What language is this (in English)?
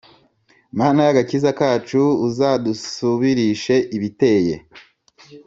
Kinyarwanda